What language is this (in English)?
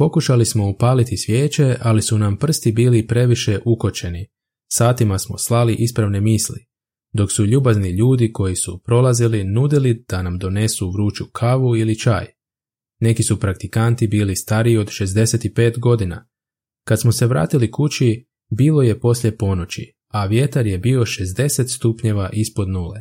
Croatian